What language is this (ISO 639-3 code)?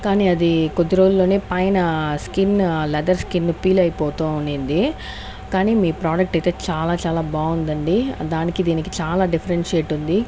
tel